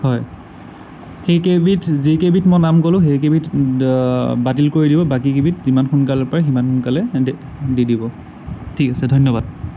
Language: Assamese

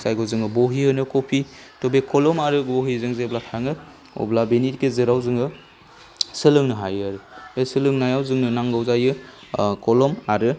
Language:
Bodo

